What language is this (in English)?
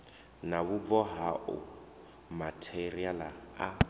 Venda